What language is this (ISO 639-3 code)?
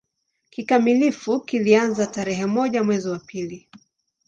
swa